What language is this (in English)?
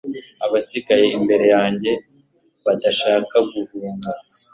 Kinyarwanda